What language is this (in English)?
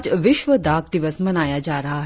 Hindi